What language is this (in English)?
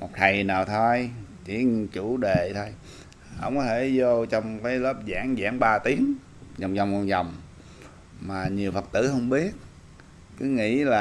Vietnamese